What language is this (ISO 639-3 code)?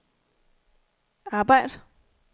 dan